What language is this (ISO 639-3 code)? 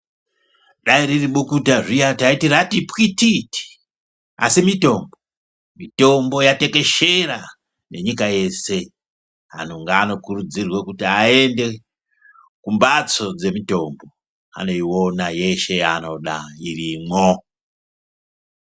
ndc